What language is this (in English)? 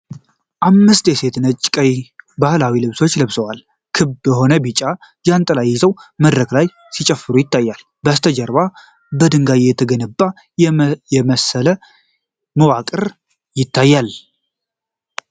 Amharic